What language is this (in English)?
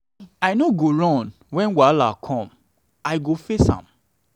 Nigerian Pidgin